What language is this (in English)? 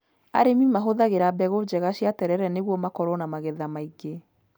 Kikuyu